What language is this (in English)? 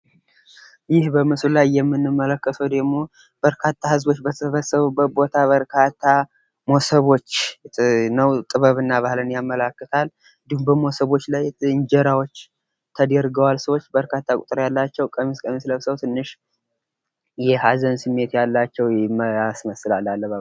Amharic